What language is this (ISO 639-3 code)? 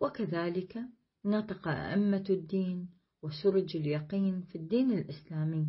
ara